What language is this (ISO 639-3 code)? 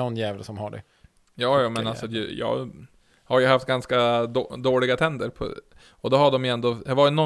swe